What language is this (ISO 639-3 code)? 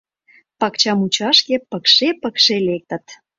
chm